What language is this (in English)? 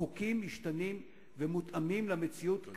Hebrew